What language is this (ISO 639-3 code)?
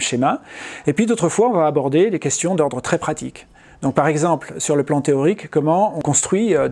fra